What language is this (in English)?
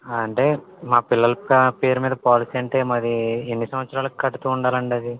Telugu